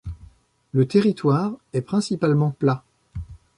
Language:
French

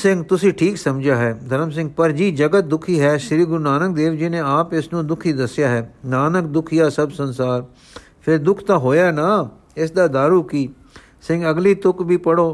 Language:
Punjabi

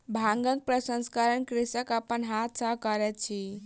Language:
Maithili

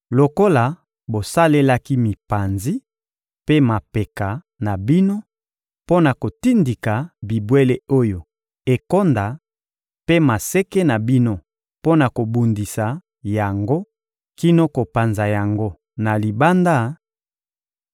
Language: Lingala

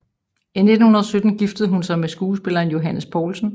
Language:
Danish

